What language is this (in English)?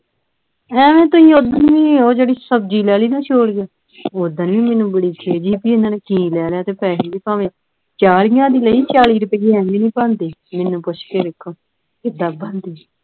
Punjabi